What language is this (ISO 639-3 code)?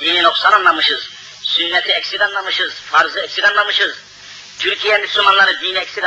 tur